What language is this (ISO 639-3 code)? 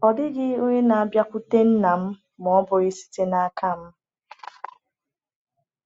ibo